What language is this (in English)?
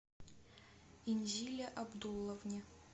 Russian